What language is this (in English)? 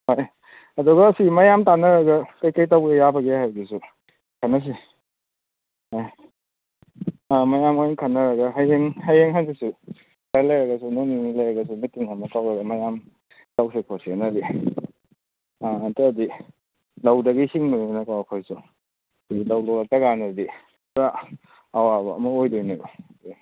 Manipuri